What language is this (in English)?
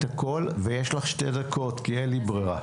Hebrew